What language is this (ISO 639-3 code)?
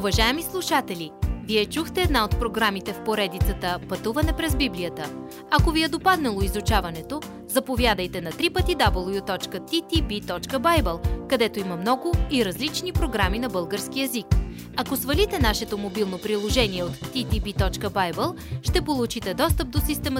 bul